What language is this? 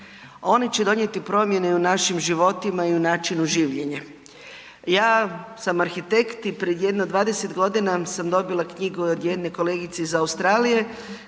Croatian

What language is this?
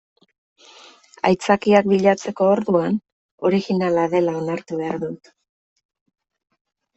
Basque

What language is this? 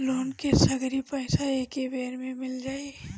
Bhojpuri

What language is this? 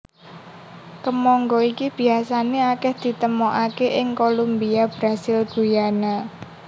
Javanese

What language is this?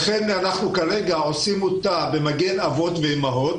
Hebrew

